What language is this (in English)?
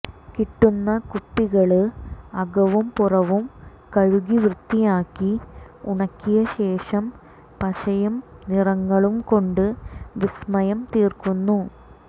Malayalam